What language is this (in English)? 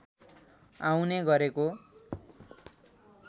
Nepali